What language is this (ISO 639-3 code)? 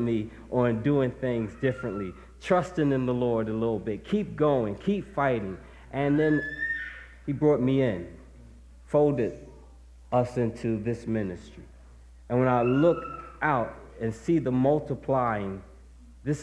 eng